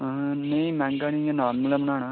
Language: Dogri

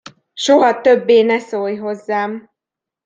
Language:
Hungarian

